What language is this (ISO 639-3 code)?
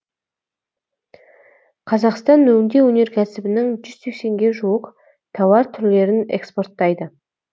kaz